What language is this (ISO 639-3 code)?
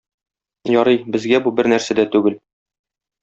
tat